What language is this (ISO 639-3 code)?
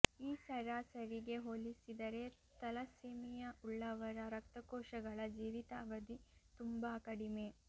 kan